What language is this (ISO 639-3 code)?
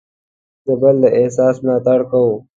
pus